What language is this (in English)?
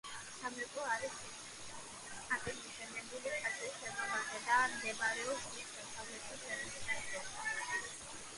Georgian